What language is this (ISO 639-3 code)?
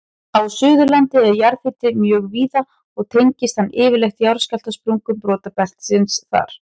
isl